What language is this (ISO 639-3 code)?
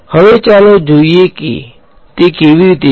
guj